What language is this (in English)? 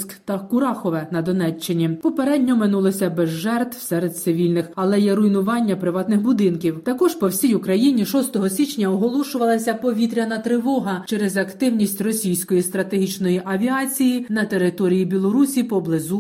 Ukrainian